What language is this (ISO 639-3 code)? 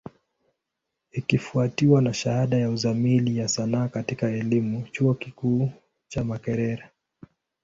swa